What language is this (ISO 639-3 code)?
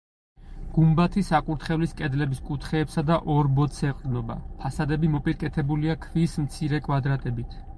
kat